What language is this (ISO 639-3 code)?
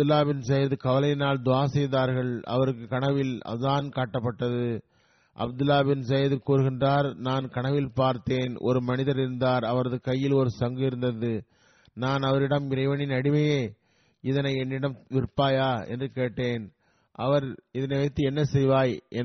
tam